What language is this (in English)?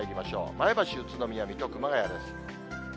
Japanese